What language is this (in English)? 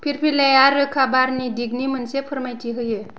Bodo